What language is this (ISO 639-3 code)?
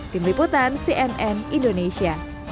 ind